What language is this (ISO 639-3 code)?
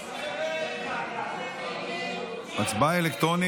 heb